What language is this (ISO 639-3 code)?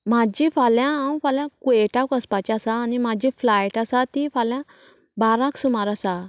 kok